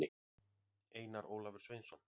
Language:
Icelandic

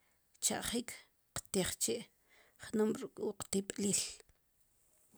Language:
Sipacapense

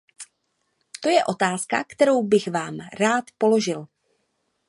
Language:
Czech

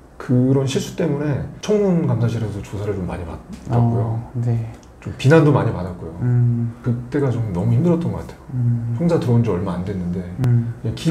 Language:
Korean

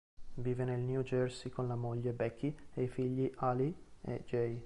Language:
Italian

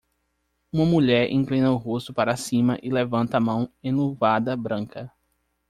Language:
Portuguese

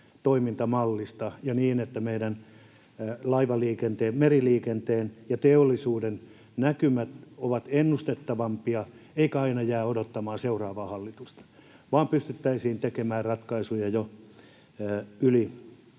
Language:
Finnish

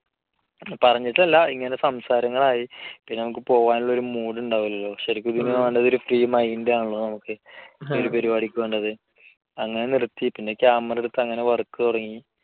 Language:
Malayalam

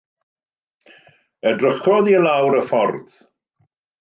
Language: Welsh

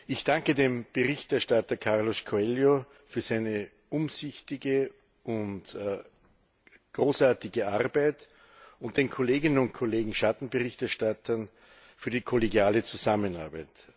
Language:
German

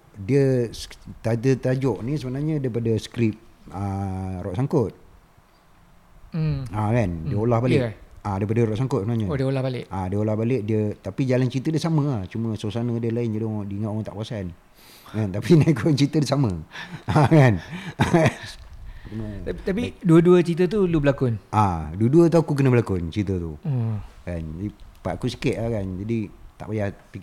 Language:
Malay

